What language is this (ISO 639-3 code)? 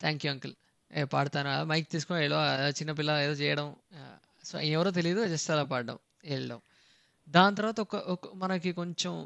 tel